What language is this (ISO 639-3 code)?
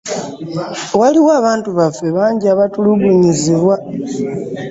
lug